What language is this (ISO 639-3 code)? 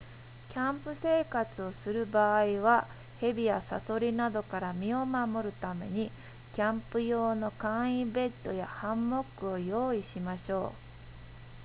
jpn